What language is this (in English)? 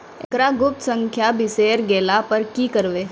Maithili